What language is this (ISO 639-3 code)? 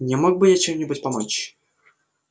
rus